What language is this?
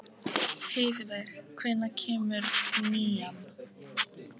Icelandic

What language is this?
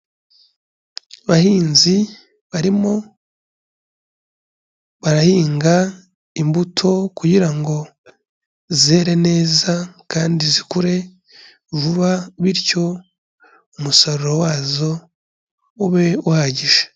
Kinyarwanda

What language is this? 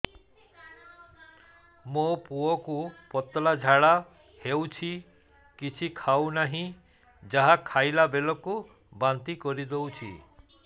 Odia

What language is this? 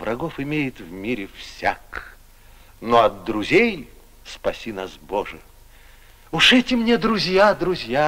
Russian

